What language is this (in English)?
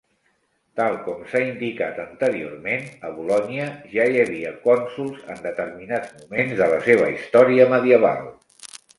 Catalan